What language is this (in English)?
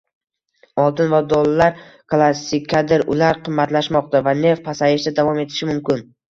Uzbek